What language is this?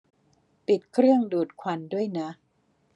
Thai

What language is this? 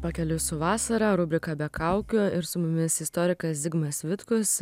Lithuanian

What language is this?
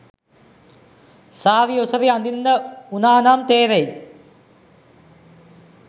Sinhala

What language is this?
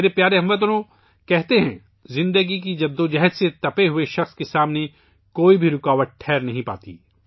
Urdu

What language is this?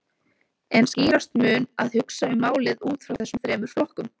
Icelandic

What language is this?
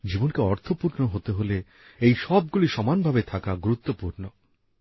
Bangla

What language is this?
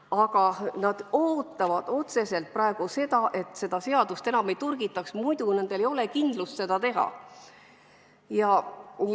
Estonian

